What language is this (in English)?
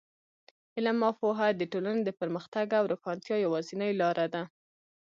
Pashto